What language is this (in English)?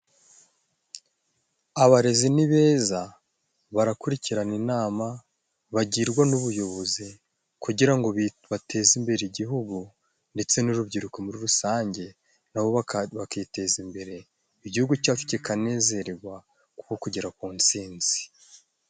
Kinyarwanda